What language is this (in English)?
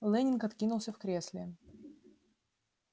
Russian